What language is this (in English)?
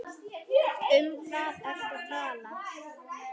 Icelandic